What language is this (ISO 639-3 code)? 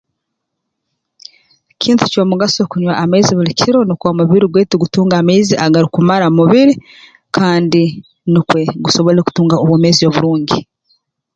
ttj